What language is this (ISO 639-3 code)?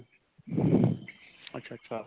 pan